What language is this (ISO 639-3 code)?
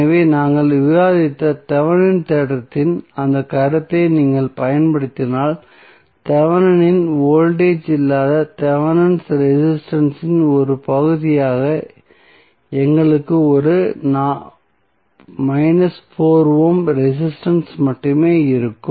tam